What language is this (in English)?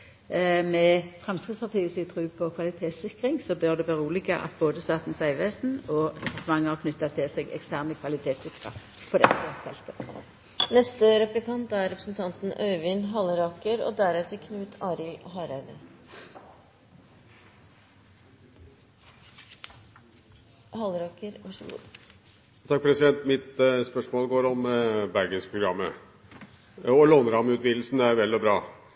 Norwegian